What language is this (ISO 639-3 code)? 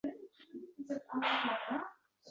uzb